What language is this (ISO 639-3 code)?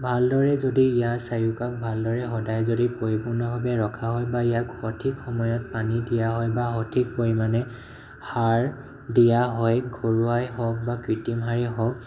asm